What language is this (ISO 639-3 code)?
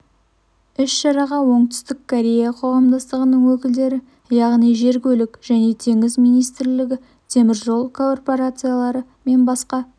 kaz